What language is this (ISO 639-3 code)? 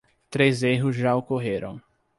por